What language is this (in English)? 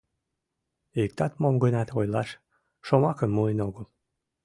Mari